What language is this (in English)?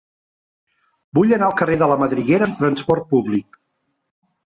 Catalan